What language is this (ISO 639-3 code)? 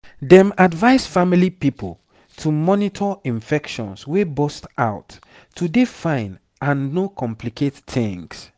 pcm